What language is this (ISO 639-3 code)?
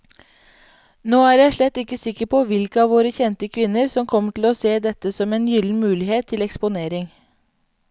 nor